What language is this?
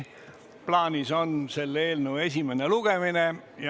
Estonian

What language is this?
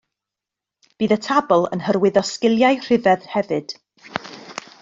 Welsh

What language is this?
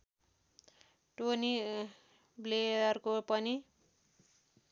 Nepali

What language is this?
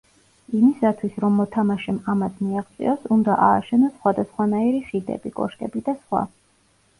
Georgian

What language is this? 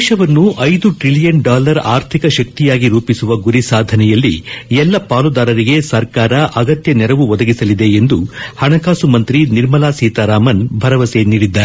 Kannada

